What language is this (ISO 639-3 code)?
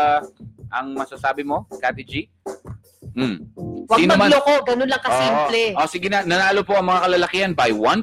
fil